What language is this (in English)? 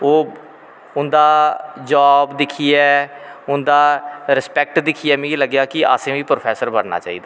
Dogri